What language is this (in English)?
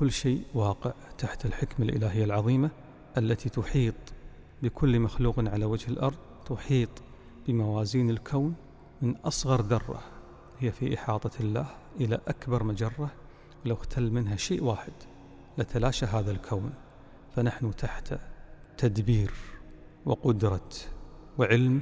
Arabic